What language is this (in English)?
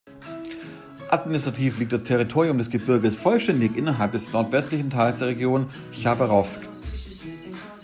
German